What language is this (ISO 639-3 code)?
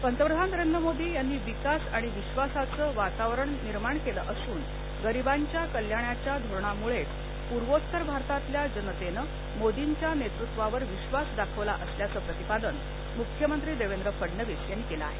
mar